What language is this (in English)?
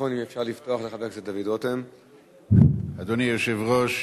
Hebrew